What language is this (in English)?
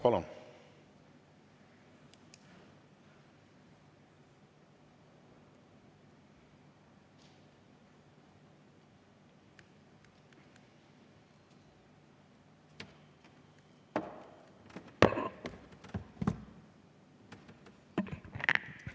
Estonian